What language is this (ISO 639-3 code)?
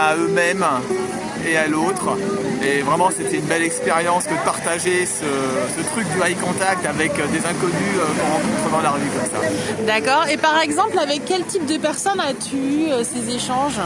fra